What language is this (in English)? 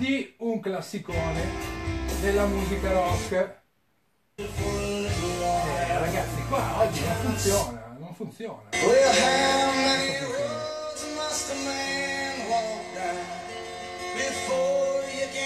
Italian